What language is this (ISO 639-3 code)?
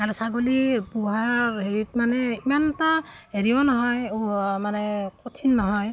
asm